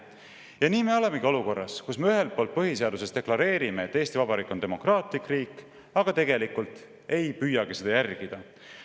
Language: Estonian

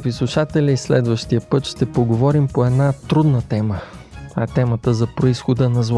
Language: Bulgarian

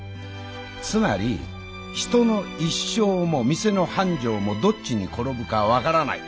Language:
Japanese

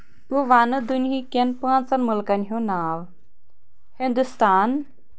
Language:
Kashmiri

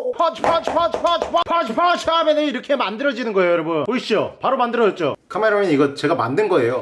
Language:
Korean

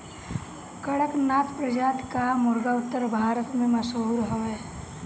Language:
Bhojpuri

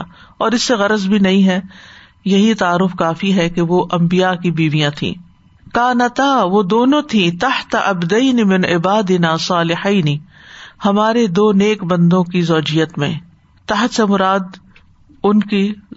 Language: Urdu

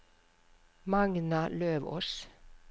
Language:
Norwegian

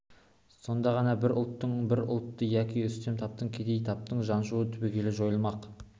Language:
Kazakh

